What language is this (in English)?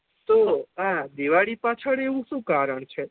Gujarati